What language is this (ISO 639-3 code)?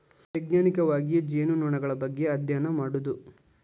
kan